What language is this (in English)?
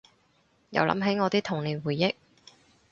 Cantonese